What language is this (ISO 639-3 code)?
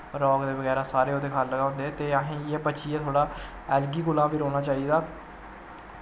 doi